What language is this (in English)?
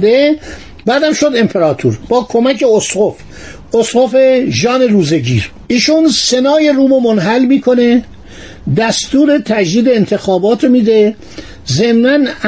Persian